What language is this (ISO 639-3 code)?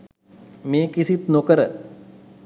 sin